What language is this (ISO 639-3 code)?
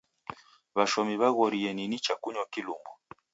dav